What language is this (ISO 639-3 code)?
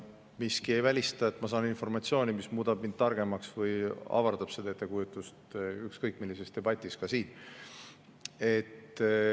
est